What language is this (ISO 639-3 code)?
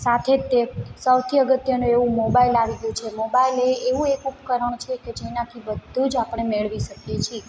guj